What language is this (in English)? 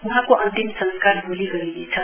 Nepali